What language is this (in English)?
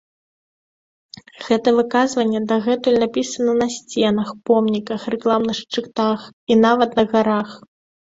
Belarusian